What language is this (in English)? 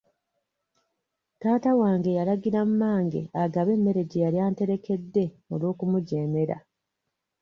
Ganda